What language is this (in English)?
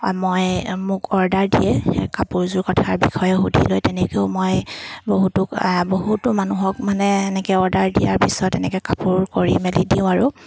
Assamese